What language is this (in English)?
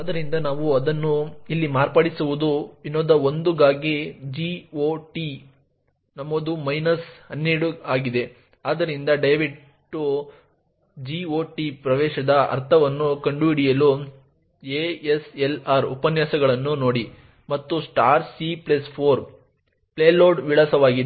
Kannada